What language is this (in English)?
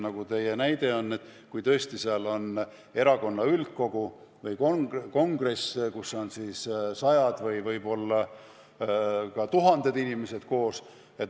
Estonian